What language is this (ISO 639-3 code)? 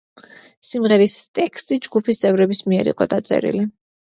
kat